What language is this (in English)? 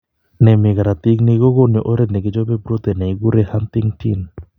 Kalenjin